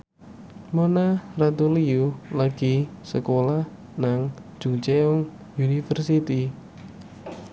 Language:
Javanese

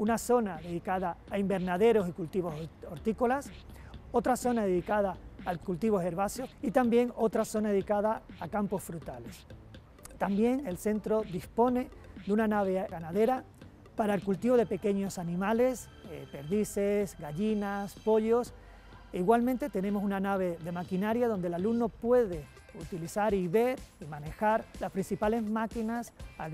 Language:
Spanish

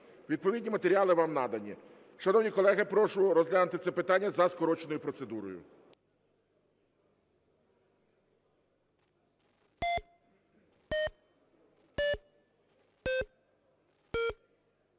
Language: Ukrainian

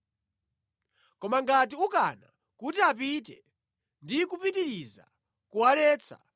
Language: Nyanja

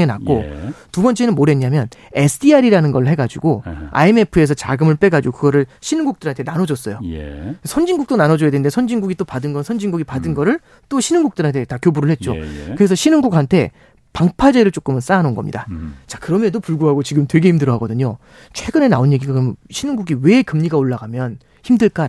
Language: Korean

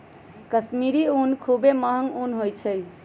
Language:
Magahi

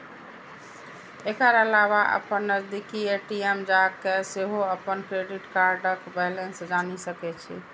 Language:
Maithili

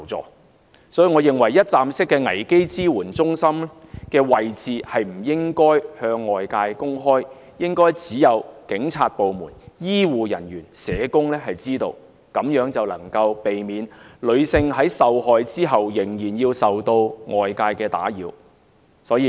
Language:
Cantonese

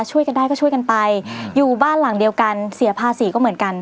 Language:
Thai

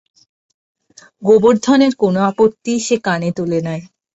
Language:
Bangla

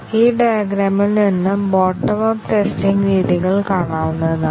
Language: Malayalam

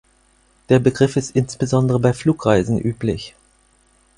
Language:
German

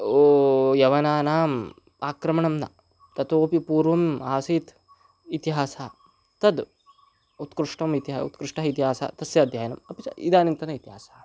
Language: Sanskrit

